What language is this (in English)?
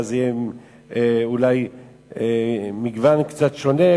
Hebrew